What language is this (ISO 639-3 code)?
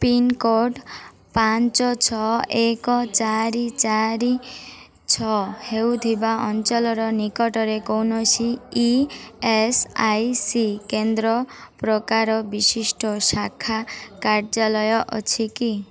ori